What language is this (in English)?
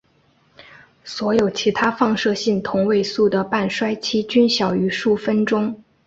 Chinese